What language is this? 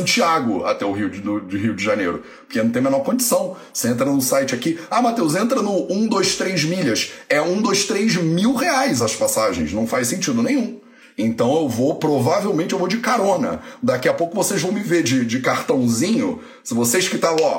Portuguese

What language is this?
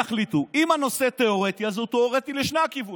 Hebrew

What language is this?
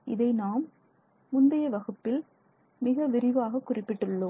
Tamil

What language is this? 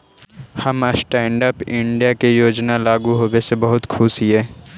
Magahi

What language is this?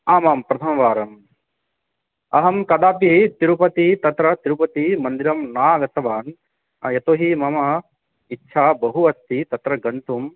Sanskrit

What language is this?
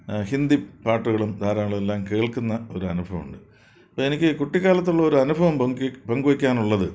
Malayalam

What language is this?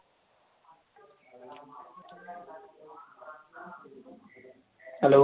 Malayalam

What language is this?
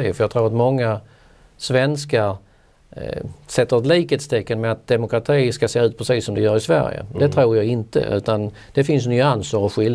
Swedish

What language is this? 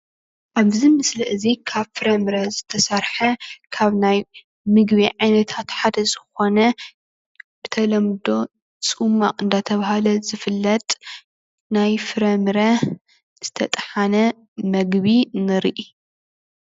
Tigrinya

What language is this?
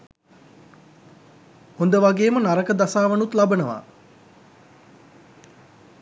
Sinhala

